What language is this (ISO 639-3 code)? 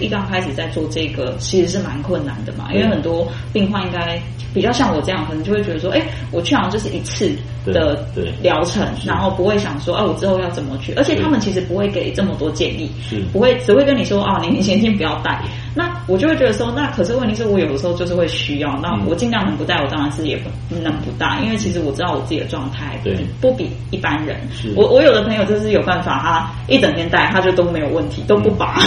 zho